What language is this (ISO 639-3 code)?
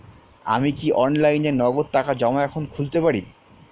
ben